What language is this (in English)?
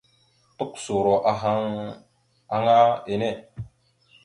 Mada (Cameroon)